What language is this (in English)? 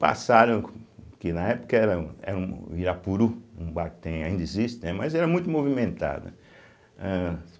Portuguese